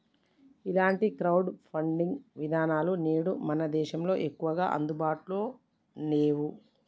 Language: Telugu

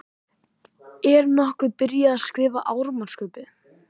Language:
Icelandic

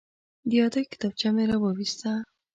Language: Pashto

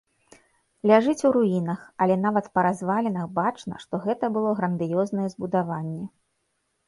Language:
Belarusian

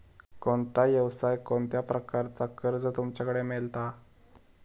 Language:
Marathi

